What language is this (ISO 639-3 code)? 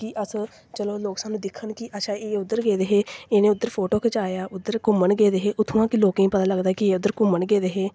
doi